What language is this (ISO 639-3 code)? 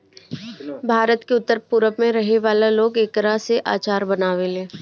bho